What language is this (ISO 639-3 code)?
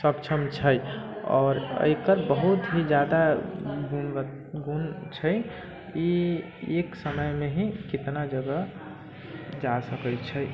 mai